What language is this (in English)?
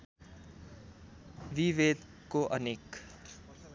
Nepali